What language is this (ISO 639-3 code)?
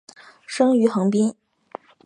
zho